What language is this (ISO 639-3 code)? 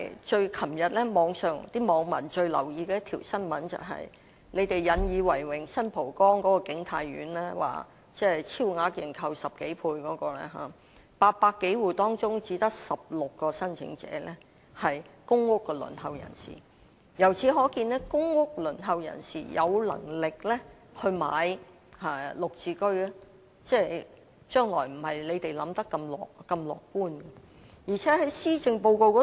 yue